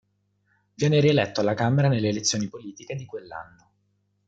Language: Italian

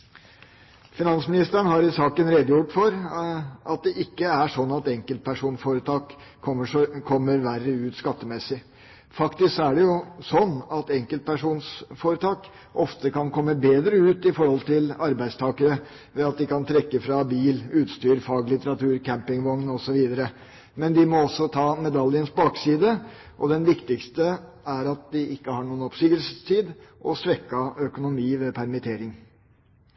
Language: Norwegian Bokmål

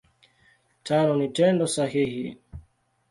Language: Swahili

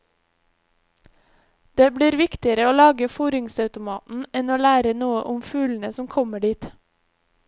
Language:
Norwegian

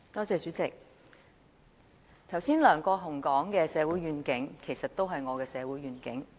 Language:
Cantonese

